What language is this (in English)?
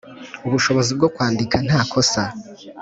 Kinyarwanda